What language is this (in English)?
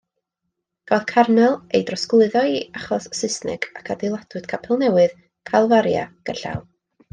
Welsh